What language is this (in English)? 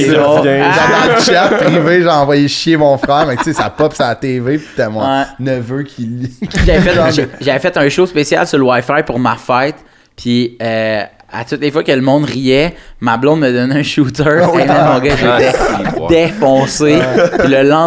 French